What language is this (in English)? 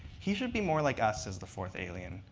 English